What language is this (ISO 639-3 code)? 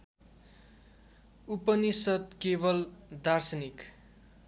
nep